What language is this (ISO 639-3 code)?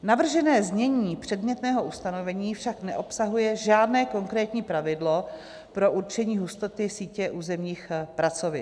ces